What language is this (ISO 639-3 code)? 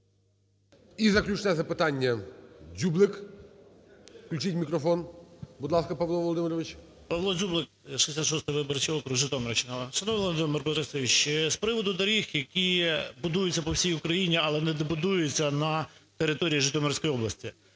ukr